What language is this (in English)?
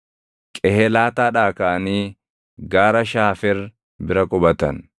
Oromo